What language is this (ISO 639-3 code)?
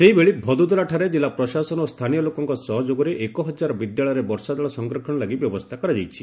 ori